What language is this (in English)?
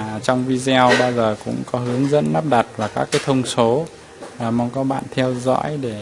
Vietnamese